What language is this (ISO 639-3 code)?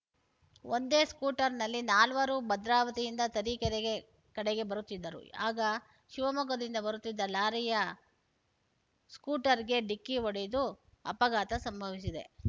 kan